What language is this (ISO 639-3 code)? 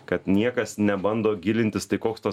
lit